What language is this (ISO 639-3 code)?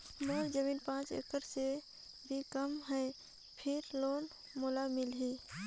hne